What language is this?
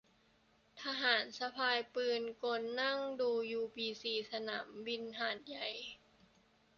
Thai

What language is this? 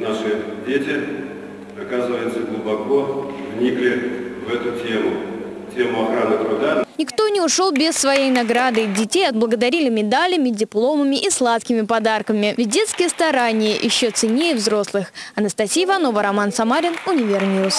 Russian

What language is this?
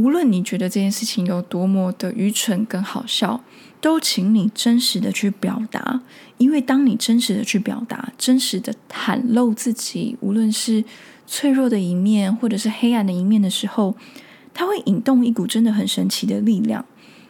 Chinese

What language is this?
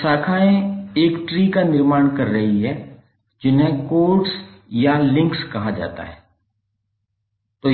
Hindi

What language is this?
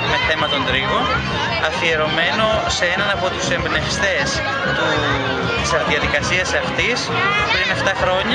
Greek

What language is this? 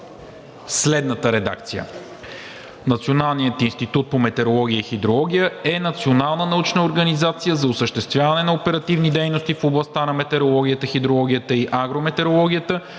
Bulgarian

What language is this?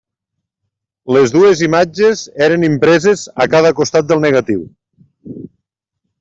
Catalan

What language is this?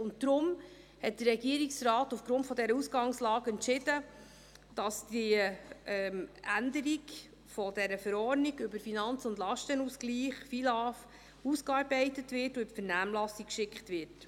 Swiss German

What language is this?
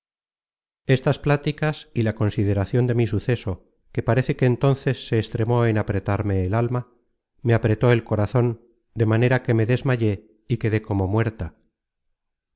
Spanish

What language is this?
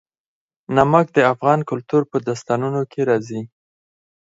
Pashto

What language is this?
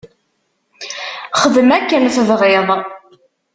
Kabyle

